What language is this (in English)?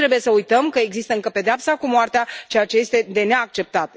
Romanian